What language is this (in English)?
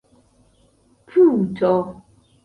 Esperanto